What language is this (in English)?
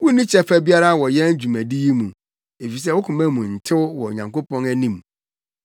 Akan